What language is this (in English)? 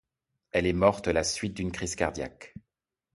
French